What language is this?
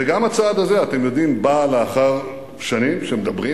Hebrew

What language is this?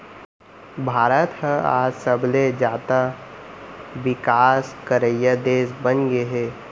Chhattisgarhi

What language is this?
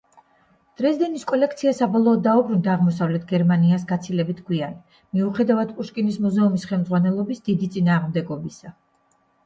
Georgian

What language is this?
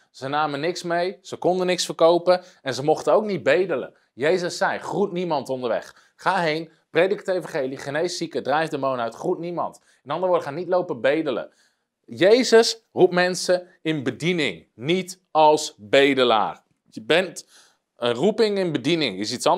Dutch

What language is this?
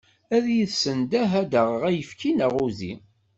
Kabyle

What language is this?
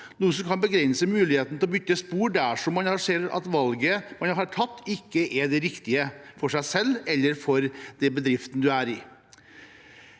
Norwegian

